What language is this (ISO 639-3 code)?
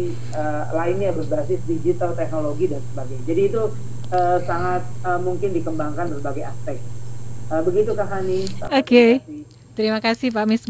ind